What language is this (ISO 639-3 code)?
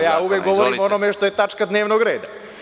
srp